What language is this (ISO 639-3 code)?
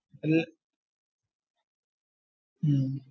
mal